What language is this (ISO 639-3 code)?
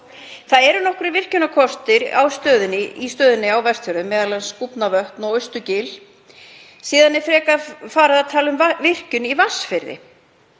isl